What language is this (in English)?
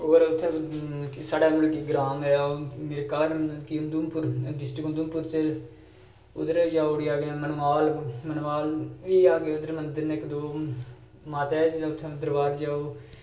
Dogri